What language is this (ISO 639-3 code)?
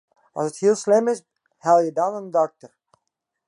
fry